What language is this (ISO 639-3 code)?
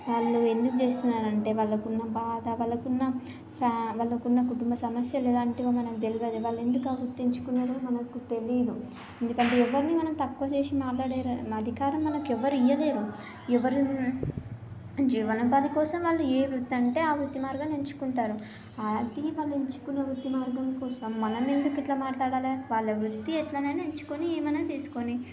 tel